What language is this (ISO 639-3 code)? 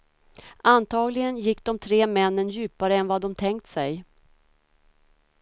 swe